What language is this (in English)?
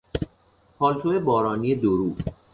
Persian